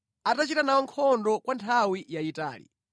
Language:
Nyanja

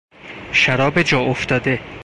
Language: Persian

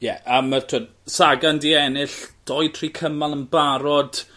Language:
Welsh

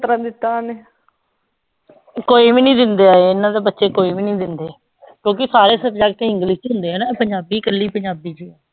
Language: Punjabi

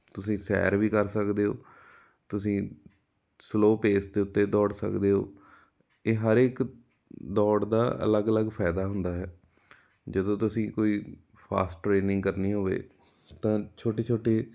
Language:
Punjabi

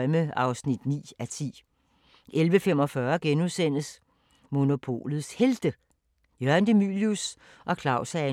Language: Danish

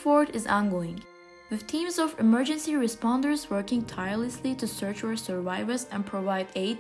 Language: English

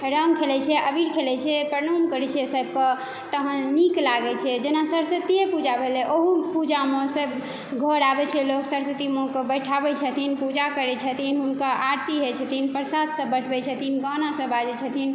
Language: Maithili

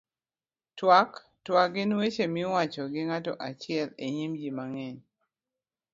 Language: Luo (Kenya and Tanzania)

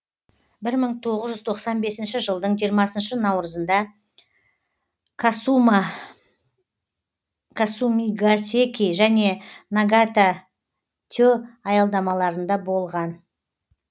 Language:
Kazakh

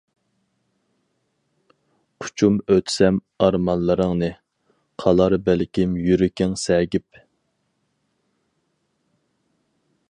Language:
Uyghur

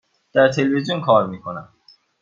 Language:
Persian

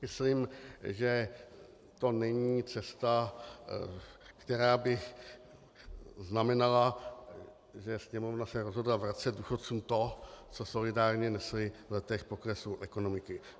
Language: Czech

